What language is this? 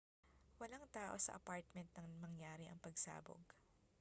Filipino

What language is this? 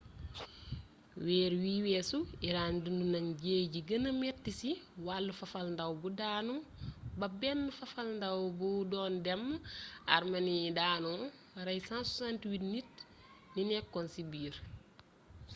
Wolof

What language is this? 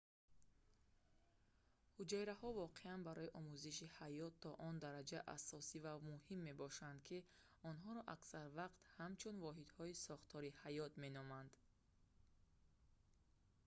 Tajik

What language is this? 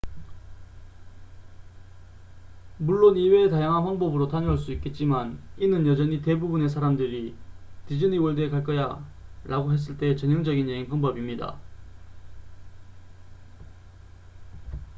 Korean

